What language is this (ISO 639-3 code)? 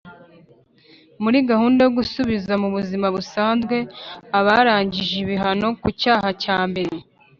kin